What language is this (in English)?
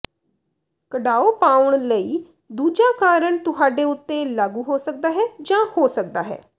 Punjabi